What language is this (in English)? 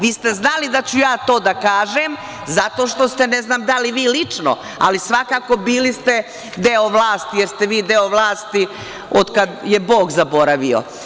Serbian